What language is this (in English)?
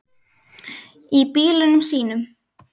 Icelandic